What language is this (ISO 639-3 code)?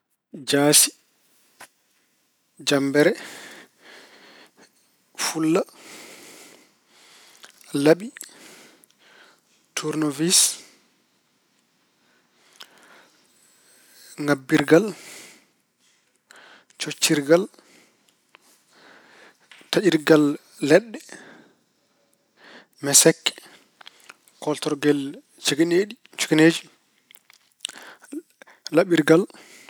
ful